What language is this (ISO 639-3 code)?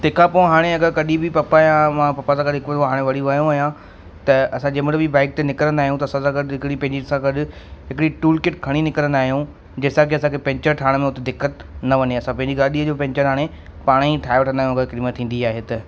snd